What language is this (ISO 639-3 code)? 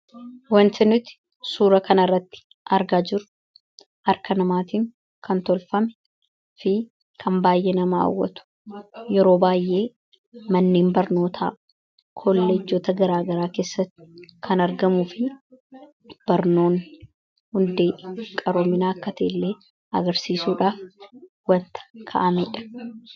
orm